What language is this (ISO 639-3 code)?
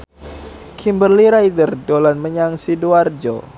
jav